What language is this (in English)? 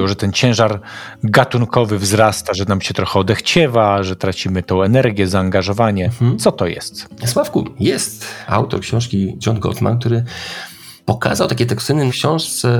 Polish